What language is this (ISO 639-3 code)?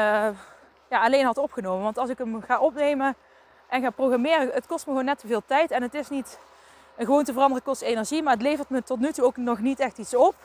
nld